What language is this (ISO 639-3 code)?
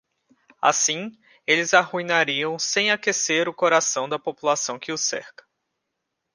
por